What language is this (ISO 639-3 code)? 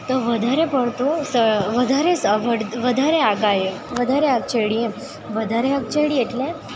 guj